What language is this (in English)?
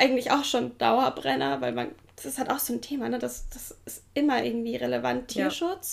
German